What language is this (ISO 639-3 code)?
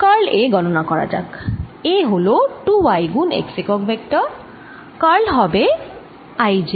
ben